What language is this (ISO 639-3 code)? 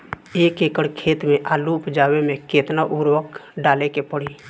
bho